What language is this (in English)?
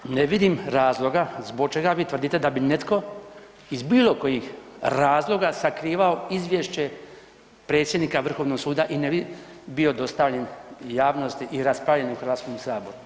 Croatian